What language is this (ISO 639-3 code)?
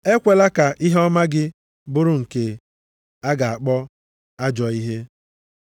ibo